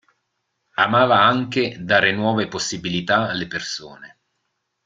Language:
Italian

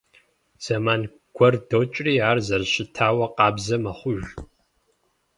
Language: Kabardian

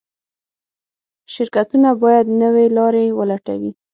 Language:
Pashto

